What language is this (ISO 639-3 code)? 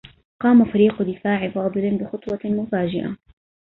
ara